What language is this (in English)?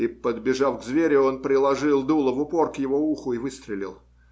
Russian